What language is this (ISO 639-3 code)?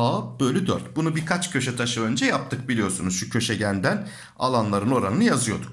tur